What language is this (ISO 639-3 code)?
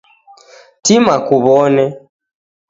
dav